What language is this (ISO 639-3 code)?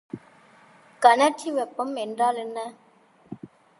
tam